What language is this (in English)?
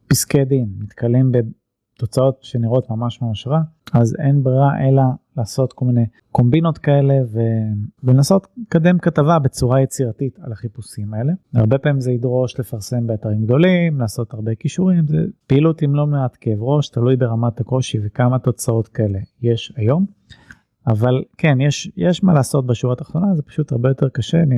Hebrew